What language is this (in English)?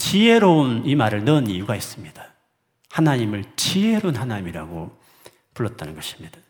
Korean